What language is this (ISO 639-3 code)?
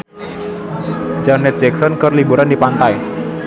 sun